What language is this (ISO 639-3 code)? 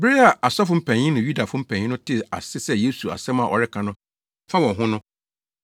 aka